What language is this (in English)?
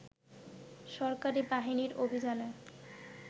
Bangla